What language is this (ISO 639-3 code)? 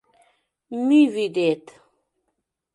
chm